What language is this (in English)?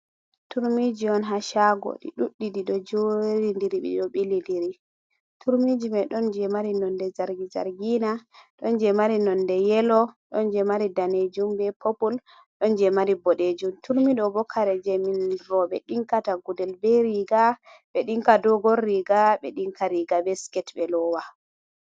Fula